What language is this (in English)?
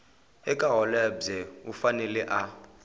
Tsonga